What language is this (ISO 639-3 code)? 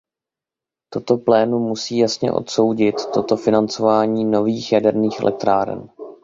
ces